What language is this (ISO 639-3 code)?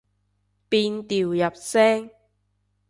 yue